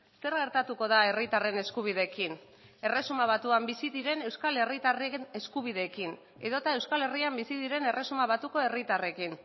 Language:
Basque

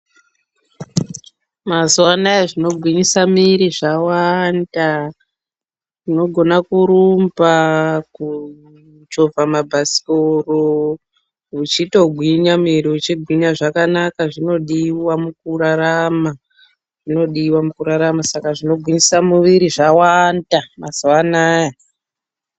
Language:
Ndau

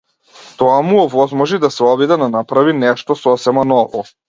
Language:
Macedonian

